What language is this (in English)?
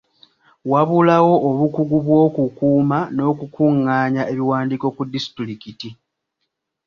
Ganda